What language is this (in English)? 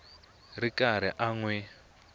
Tsonga